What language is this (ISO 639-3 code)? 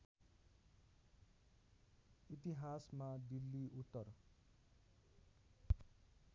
nep